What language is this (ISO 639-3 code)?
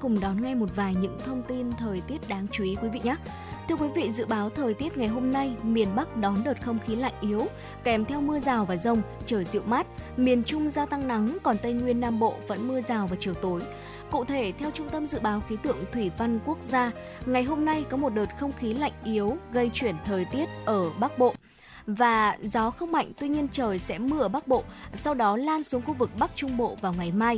vie